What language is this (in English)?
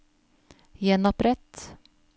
Norwegian